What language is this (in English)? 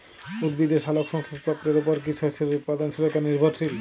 Bangla